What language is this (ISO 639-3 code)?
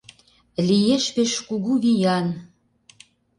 chm